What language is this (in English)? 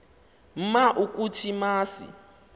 Xhosa